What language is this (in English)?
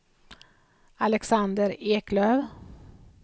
Swedish